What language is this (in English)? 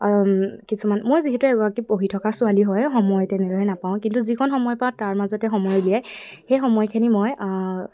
Assamese